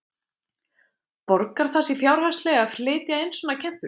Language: Icelandic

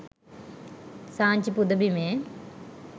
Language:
Sinhala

